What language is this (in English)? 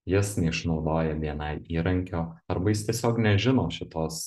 Lithuanian